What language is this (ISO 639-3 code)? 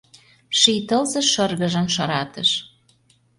chm